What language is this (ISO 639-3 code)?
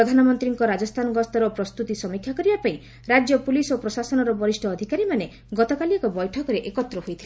ori